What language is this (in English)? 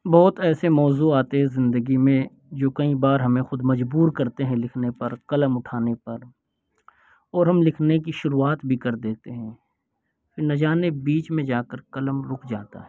Urdu